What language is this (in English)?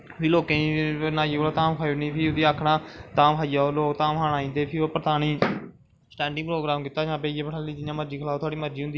Dogri